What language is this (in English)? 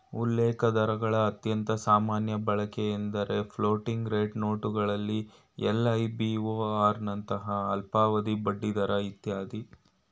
Kannada